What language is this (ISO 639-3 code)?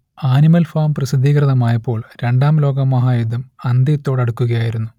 mal